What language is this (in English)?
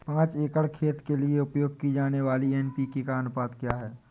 Hindi